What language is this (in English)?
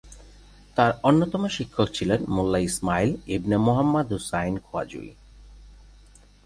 Bangla